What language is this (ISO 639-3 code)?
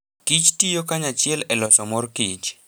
luo